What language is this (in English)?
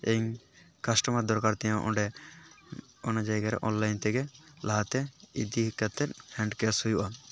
Santali